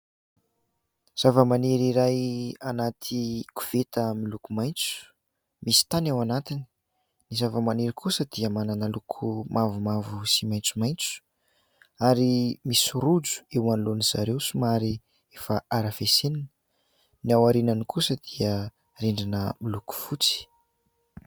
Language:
Malagasy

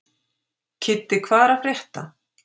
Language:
Icelandic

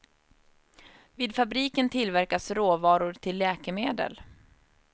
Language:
Swedish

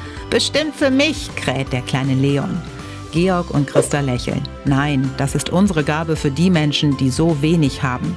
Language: German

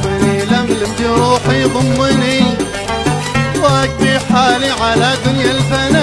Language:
Arabic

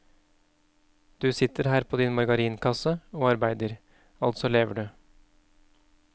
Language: Norwegian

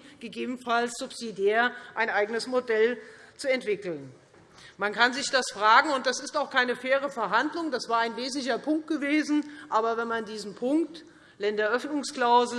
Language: German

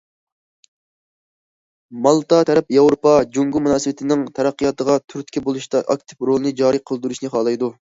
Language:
Uyghur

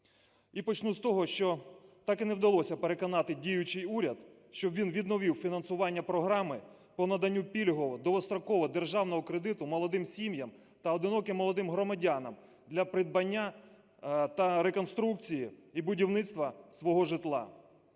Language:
Ukrainian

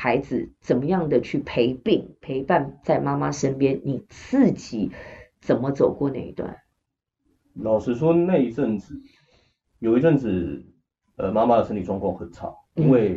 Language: Chinese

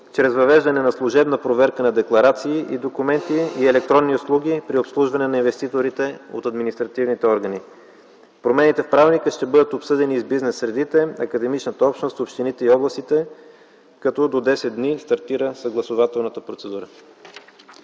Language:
Bulgarian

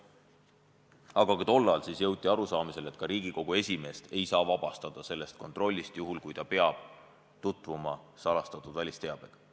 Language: Estonian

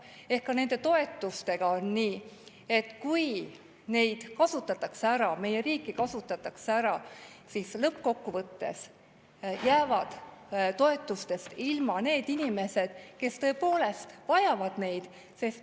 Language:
Estonian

